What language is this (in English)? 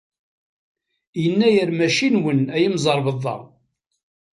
Kabyle